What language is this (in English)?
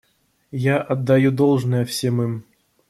Russian